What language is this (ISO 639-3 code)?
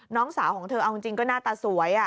tha